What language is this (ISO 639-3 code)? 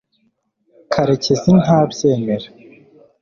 kin